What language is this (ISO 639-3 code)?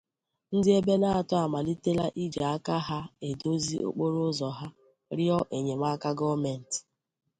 ibo